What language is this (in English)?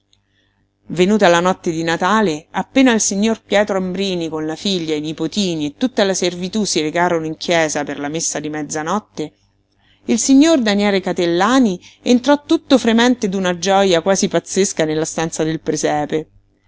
Italian